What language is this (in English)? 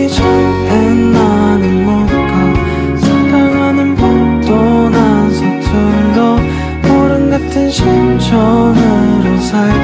Korean